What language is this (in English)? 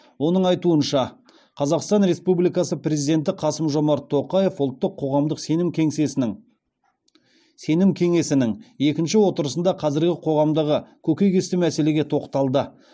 Kazakh